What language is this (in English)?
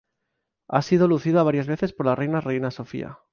Spanish